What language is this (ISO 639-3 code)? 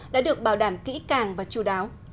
vie